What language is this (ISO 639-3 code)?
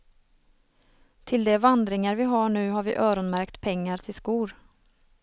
swe